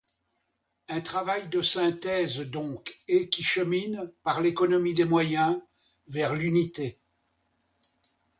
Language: French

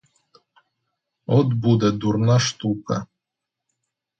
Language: Ukrainian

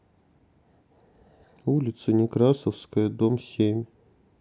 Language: Russian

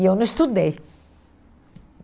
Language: Portuguese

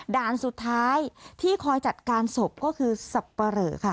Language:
Thai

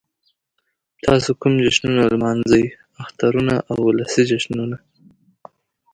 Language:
Pashto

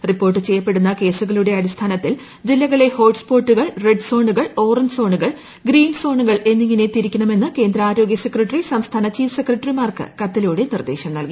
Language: Malayalam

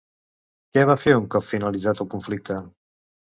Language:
Catalan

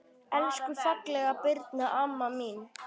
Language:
Icelandic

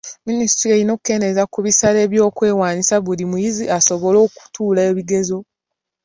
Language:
Ganda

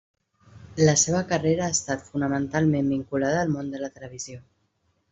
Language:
Catalan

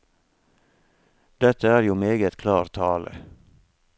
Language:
Norwegian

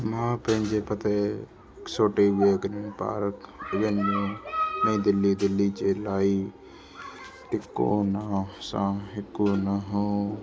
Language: Sindhi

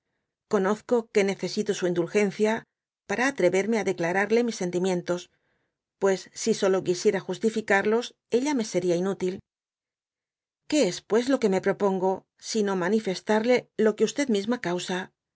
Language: Spanish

